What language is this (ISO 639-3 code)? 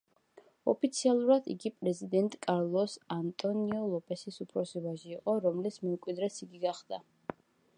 kat